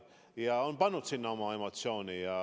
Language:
Estonian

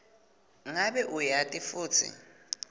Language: Swati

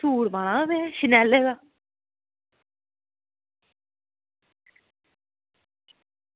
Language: Dogri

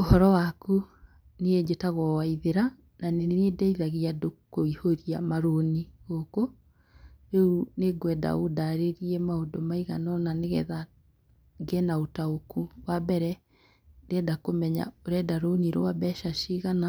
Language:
Kikuyu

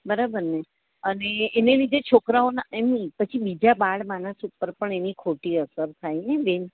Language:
Gujarati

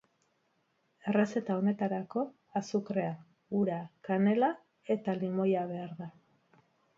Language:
Basque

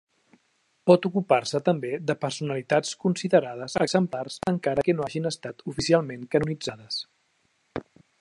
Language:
Catalan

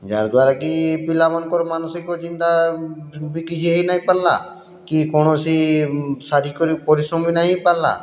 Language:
Odia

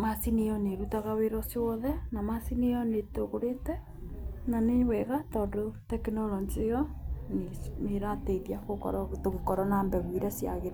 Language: Kikuyu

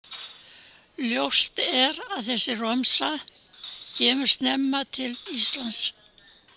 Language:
Icelandic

